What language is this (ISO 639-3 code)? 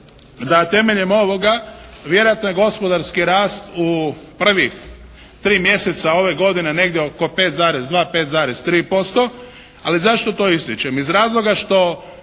hrv